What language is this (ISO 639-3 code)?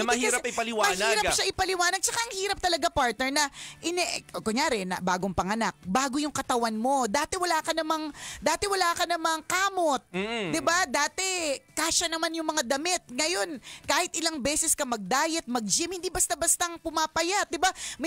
fil